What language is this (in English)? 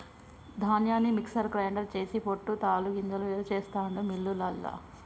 Telugu